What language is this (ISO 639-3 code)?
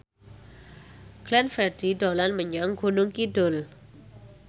jav